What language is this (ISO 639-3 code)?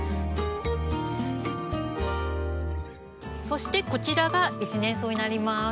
jpn